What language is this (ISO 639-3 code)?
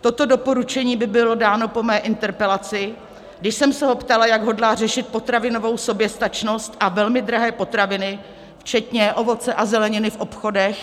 ces